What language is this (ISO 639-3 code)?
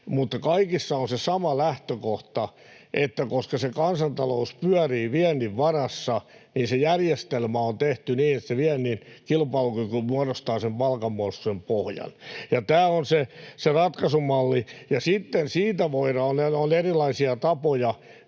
fin